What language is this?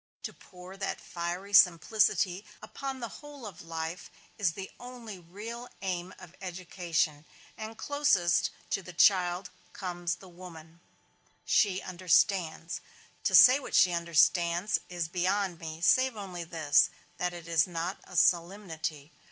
English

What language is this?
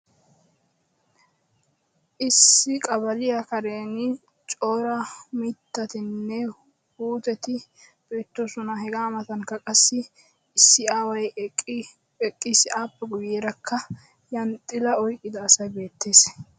Wolaytta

